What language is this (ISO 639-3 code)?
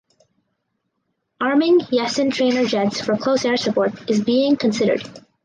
eng